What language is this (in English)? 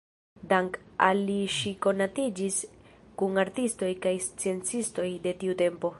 Esperanto